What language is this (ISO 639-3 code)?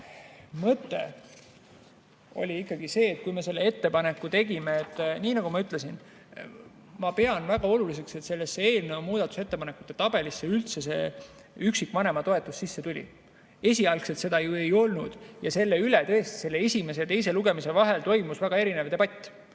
est